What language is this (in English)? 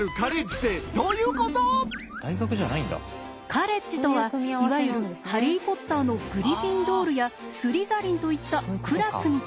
Japanese